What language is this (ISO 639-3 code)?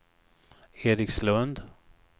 swe